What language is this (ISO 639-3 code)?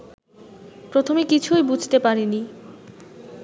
ben